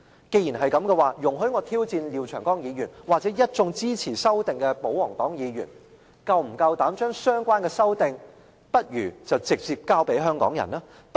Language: Cantonese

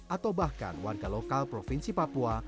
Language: Indonesian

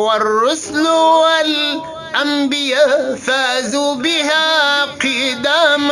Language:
Arabic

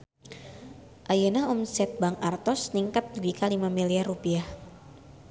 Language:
Sundanese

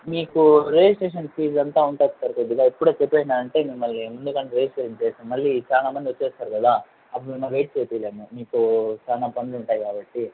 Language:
Telugu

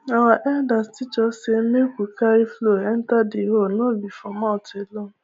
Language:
Nigerian Pidgin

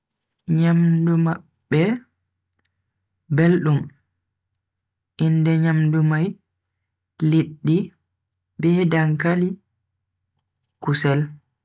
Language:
Bagirmi Fulfulde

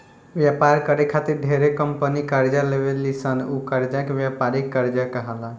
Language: Bhojpuri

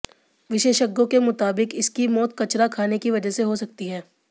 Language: Hindi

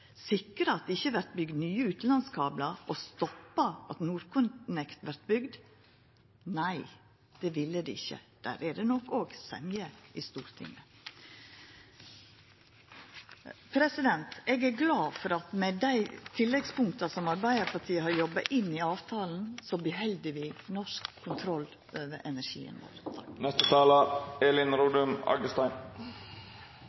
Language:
Norwegian Nynorsk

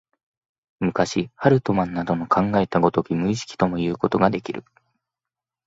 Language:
Japanese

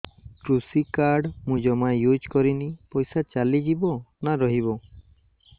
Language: Odia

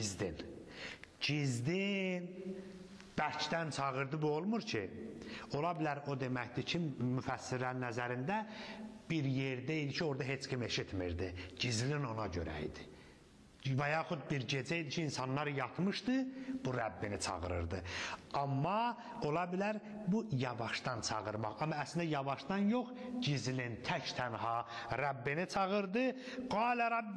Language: Turkish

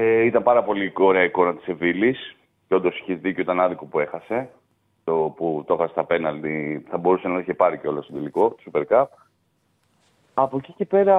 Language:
Greek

